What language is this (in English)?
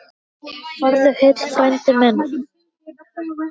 Icelandic